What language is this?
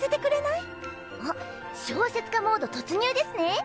Japanese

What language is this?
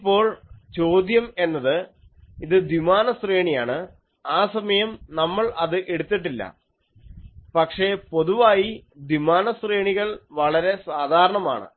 Malayalam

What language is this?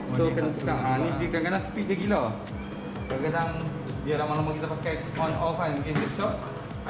Malay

